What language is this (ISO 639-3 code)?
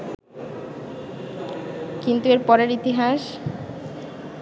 ben